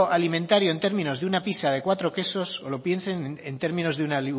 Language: Spanish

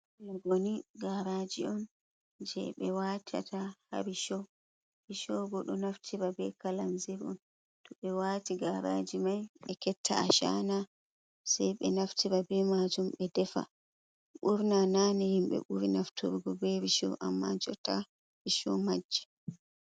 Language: Fula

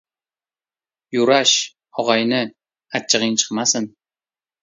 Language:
Uzbek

